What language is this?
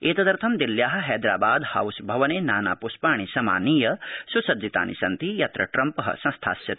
Sanskrit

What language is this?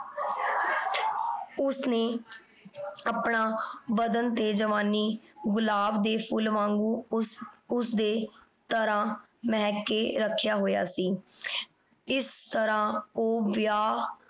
Punjabi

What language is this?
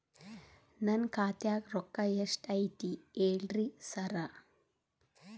Kannada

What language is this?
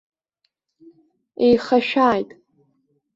Abkhazian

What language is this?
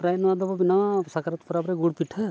Santali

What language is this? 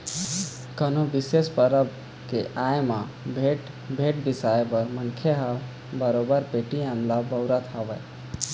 Chhattisgarhi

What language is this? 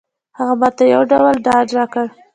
Pashto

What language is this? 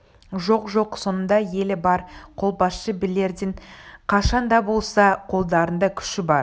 Kazakh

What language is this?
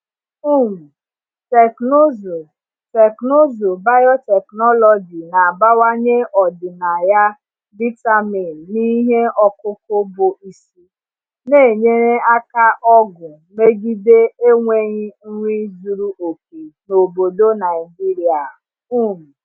Igbo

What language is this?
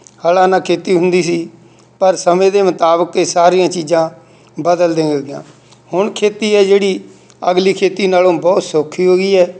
Punjabi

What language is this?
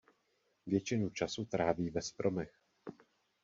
Czech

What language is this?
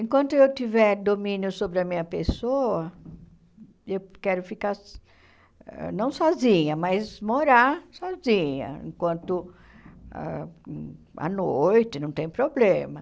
Portuguese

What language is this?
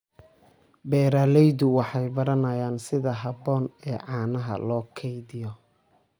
Somali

